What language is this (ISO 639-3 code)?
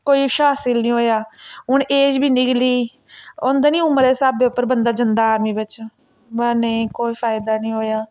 doi